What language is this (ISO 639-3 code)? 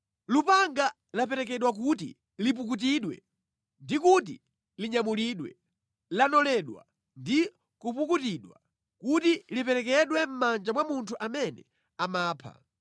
nya